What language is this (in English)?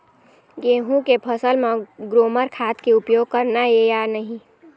Chhattisgarhi